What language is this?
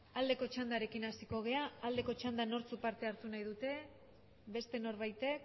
Basque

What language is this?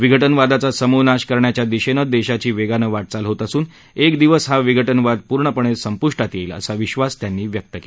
Marathi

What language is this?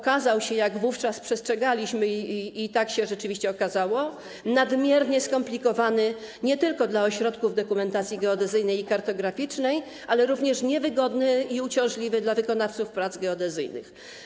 Polish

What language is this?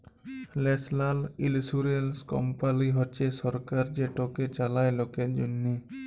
Bangla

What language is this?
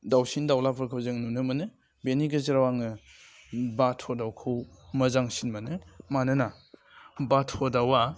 Bodo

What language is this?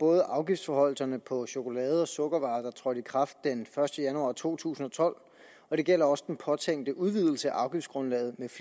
Danish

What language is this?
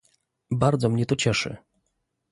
Polish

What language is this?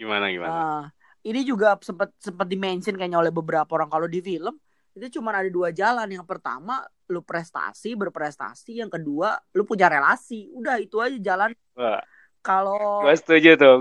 Indonesian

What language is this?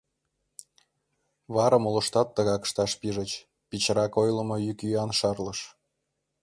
Mari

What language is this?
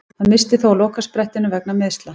Icelandic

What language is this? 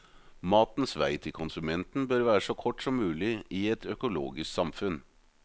Norwegian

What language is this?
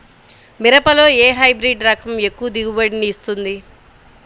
Telugu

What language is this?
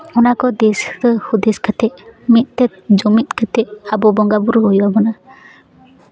Santali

